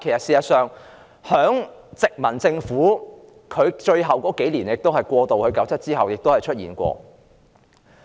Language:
Cantonese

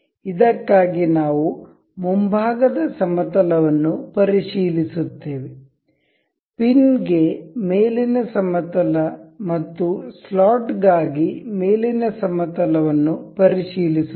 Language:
Kannada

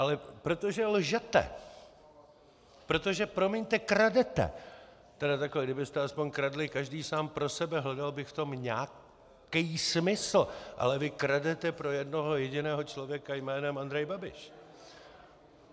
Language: Czech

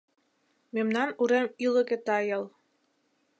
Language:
Mari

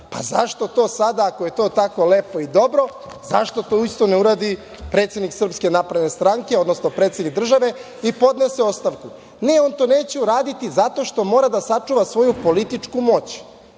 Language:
Serbian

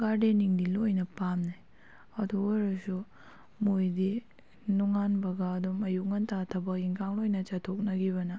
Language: Manipuri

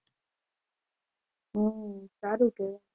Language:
Gujarati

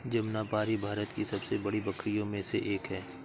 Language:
Hindi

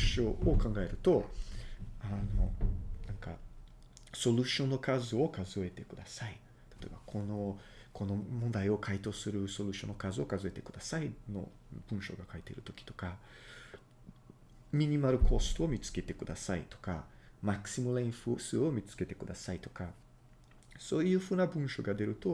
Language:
Japanese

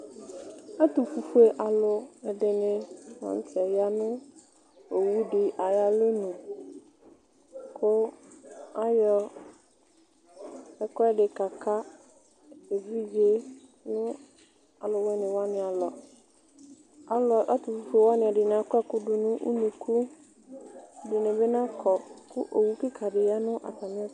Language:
Ikposo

